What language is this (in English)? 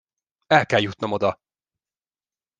Hungarian